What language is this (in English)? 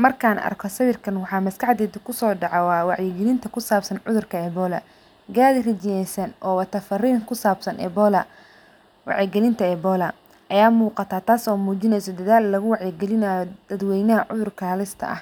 Somali